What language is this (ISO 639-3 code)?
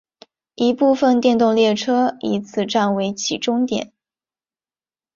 zho